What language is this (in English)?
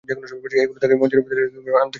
Bangla